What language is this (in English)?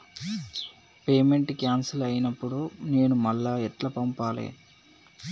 Telugu